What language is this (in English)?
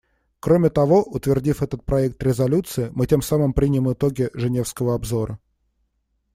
Russian